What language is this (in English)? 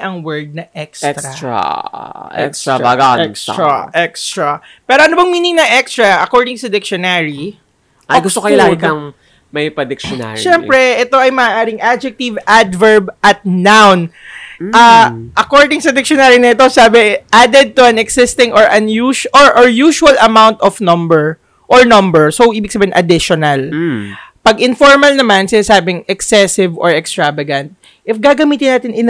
Filipino